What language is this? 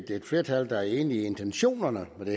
Danish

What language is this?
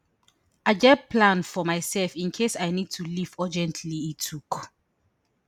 Nigerian Pidgin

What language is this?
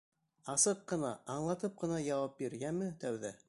Bashkir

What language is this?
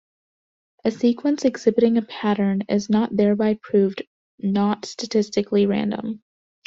English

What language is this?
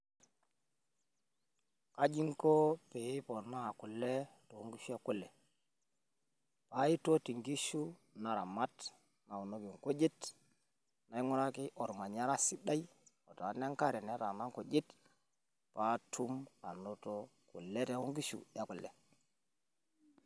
Masai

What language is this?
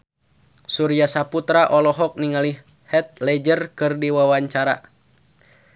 Sundanese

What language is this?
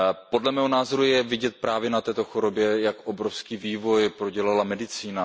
Czech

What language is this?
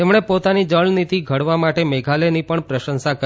Gujarati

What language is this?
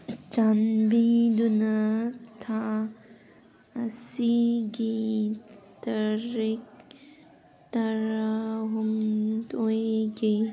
Manipuri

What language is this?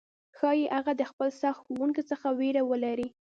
Pashto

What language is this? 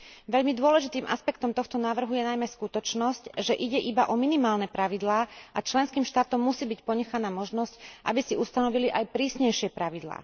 Slovak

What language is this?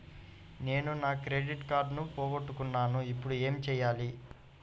Telugu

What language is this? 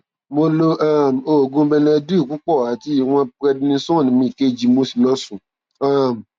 Yoruba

